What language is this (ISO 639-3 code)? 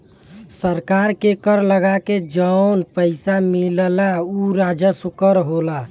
bho